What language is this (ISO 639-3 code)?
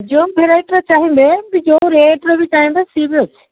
ori